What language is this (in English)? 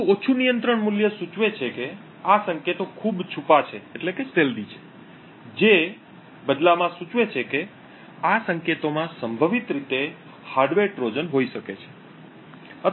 Gujarati